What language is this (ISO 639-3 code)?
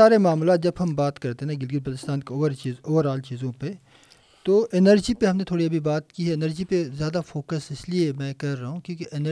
urd